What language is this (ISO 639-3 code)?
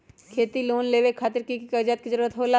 mag